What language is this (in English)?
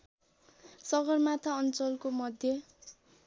Nepali